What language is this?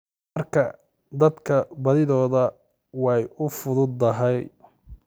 Somali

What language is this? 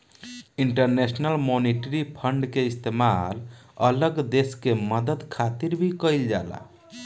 Bhojpuri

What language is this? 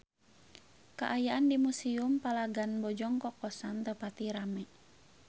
Sundanese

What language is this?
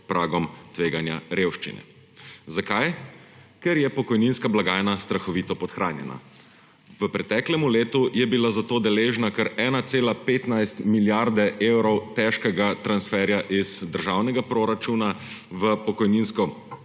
Slovenian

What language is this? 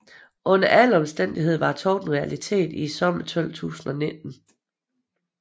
Danish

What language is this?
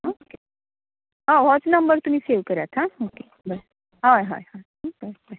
Konkani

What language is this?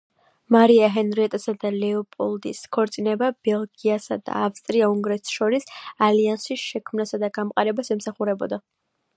Georgian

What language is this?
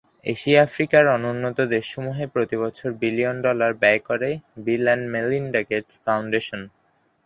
Bangla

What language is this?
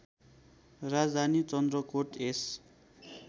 Nepali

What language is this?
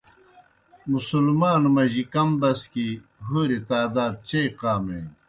Kohistani Shina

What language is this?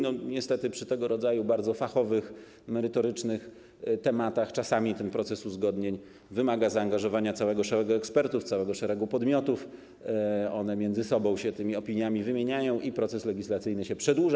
Polish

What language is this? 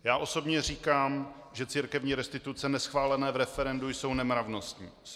Czech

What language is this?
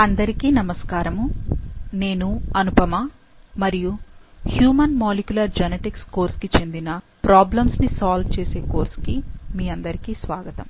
Telugu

